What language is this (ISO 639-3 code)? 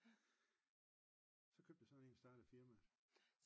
dan